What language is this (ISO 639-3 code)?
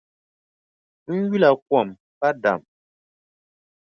dag